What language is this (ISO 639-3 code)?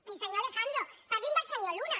cat